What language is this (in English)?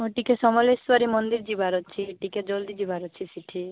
Odia